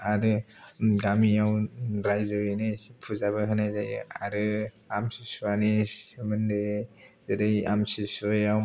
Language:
Bodo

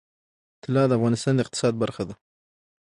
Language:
Pashto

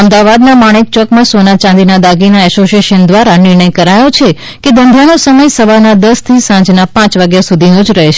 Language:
Gujarati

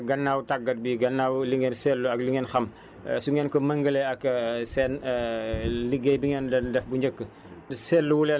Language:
Wolof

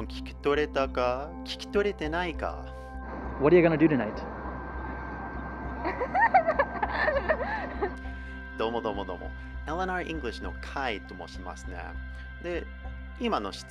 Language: Japanese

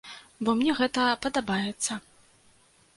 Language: Belarusian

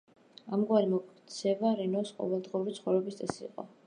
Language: Georgian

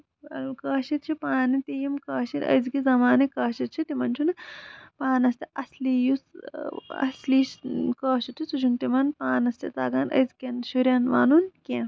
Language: Kashmiri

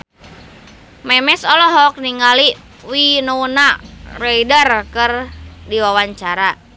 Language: Sundanese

